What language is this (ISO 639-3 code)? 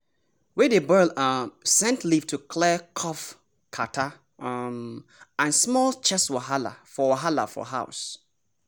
pcm